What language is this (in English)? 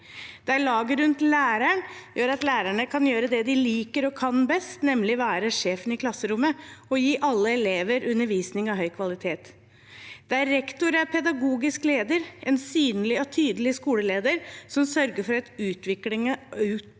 Norwegian